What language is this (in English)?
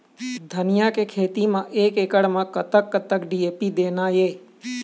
Chhattisgarhi